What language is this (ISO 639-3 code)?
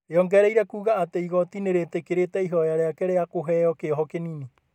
kik